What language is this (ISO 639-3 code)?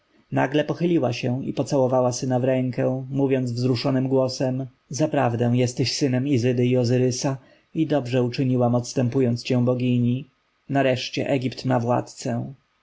pol